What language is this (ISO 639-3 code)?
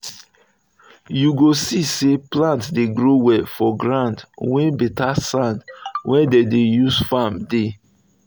pcm